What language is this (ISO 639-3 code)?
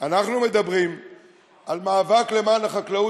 heb